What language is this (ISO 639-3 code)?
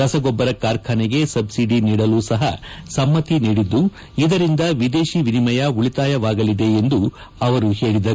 kan